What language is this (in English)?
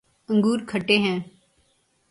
Urdu